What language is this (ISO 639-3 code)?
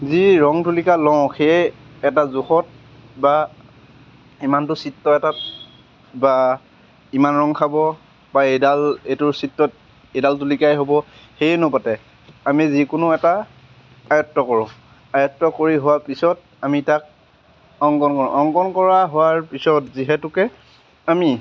asm